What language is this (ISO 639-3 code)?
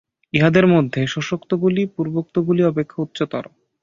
ben